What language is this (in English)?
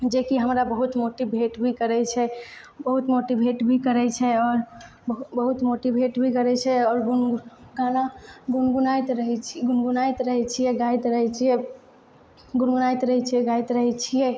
Maithili